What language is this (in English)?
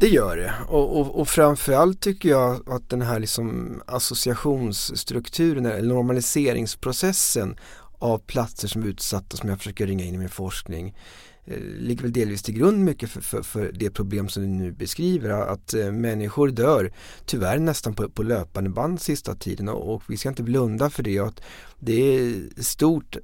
Swedish